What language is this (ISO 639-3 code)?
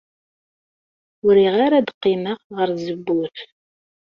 kab